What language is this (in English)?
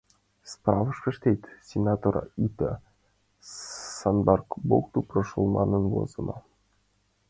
Mari